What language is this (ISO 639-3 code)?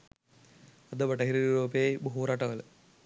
sin